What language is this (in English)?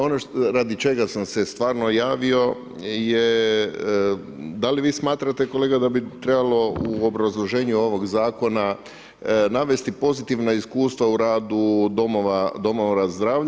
Croatian